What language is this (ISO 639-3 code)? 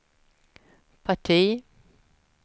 swe